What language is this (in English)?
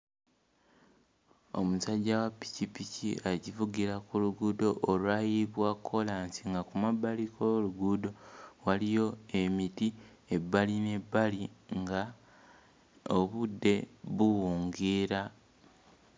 Ganda